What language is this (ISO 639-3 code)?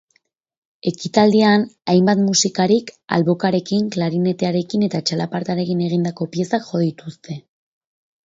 eus